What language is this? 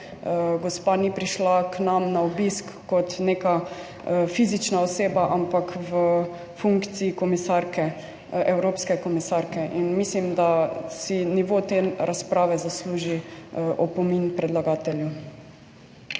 Slovenian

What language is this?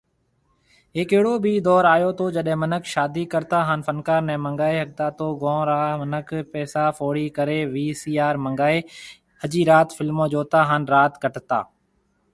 Marwari (Pakistan)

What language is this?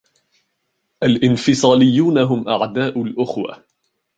Arabic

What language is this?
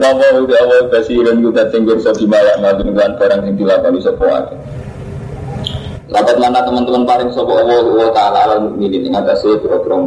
Indonesian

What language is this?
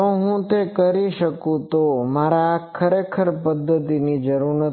Gujarati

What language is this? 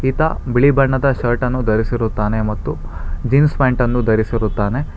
Kannada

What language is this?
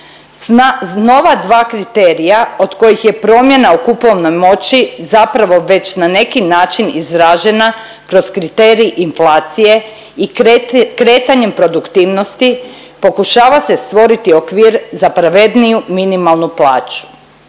Croatian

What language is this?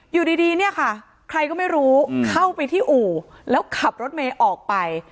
Thai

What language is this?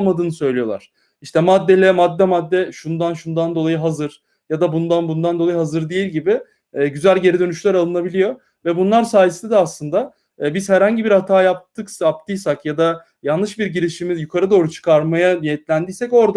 Turkish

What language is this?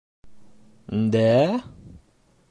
Bashkir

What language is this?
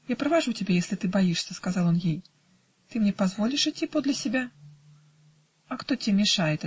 Russian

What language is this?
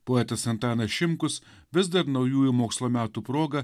Lithuanian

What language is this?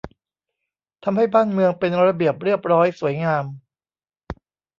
Thai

